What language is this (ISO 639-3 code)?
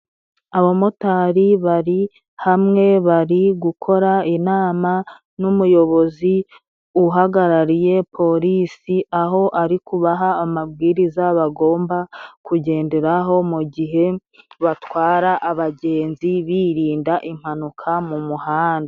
kin